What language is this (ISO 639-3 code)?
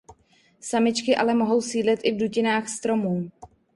ces